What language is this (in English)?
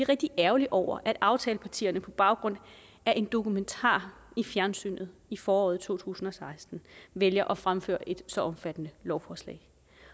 Danish